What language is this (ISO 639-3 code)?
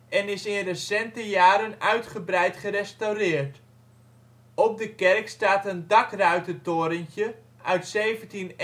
nld